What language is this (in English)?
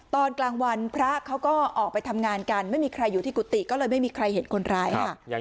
Thai